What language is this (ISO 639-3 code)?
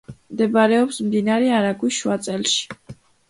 kat